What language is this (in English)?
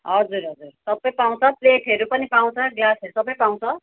Nepali